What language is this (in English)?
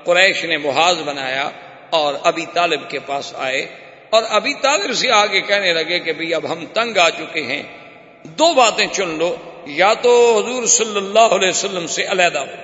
Urdu